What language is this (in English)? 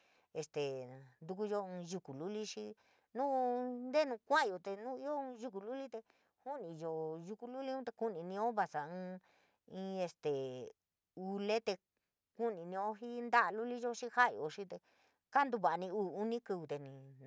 San Miguel El Grande Mixtec